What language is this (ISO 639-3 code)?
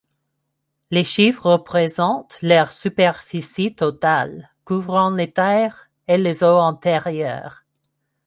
fra